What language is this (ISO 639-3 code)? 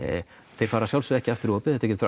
isl